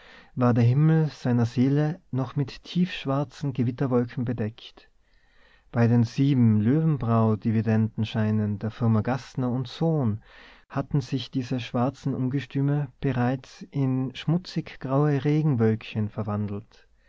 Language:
German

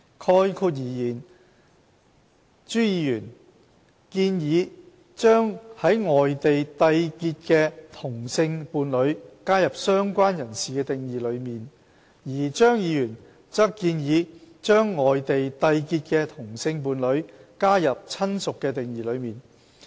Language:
Cantonese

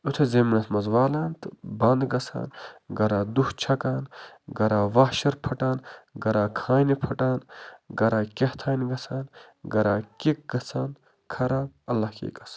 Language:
Kashmiri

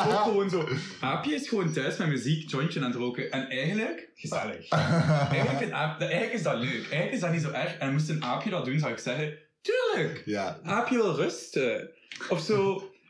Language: Dutch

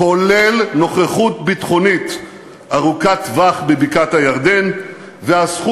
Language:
Hebrew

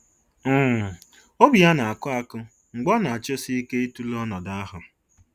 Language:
Igbo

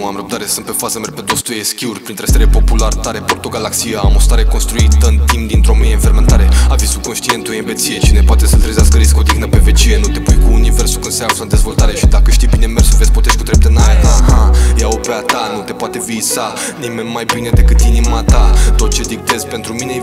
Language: Romanian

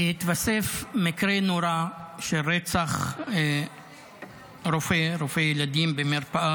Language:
Hebrew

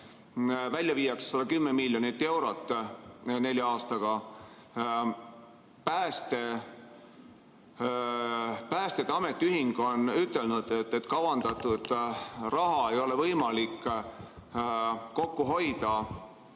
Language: Estonian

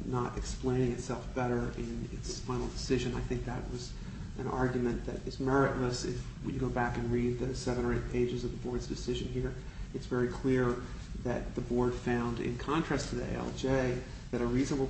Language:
English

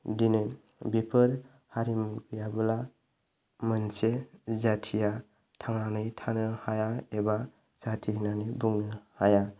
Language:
Bodo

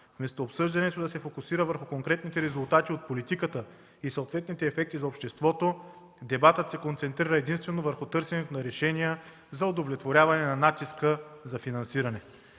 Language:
Bulgarian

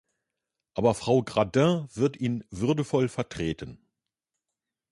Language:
German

